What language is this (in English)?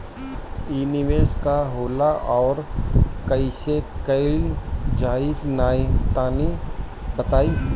Bhojpuri